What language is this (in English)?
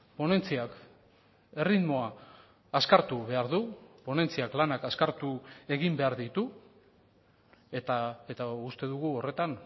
Basque